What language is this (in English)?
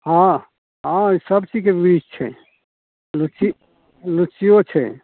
Maithili